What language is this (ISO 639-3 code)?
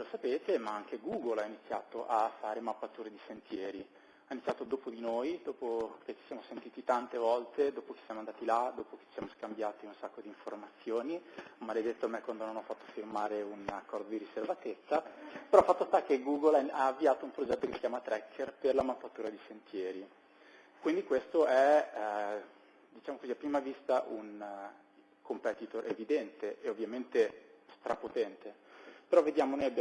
ita